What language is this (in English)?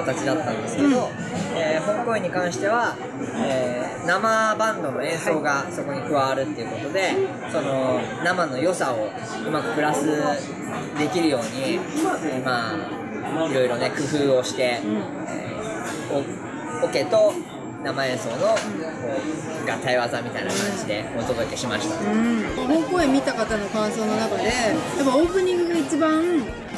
Japanese